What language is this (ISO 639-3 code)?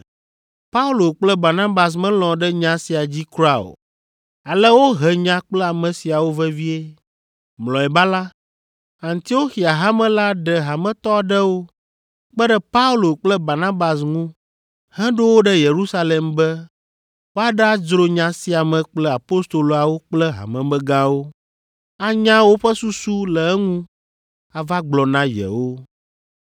ewe